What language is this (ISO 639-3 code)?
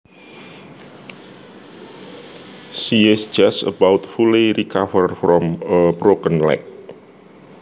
jav